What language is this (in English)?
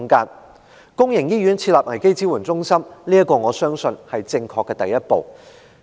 Cantonese